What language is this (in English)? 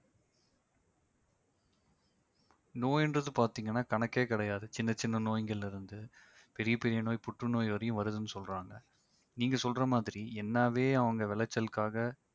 Tamil